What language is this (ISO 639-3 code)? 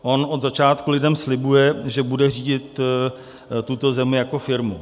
ces